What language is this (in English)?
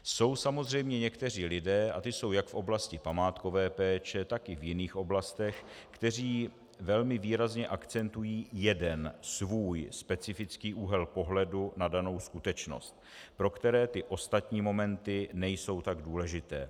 Czech